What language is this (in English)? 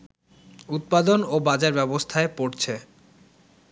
Bangla